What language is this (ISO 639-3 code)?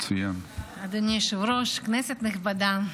heb